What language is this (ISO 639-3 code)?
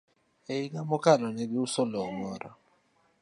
luo